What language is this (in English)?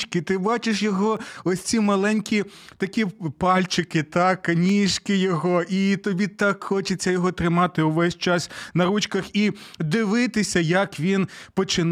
Ukrainian